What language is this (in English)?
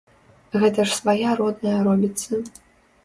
Belarusian